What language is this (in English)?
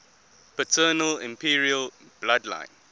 English